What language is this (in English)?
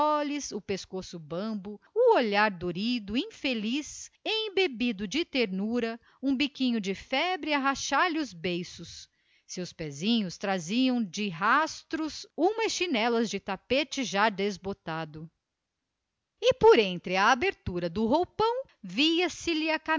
Portuguese